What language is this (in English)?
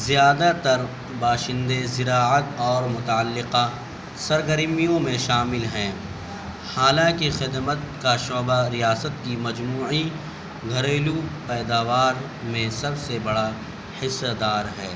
Urdu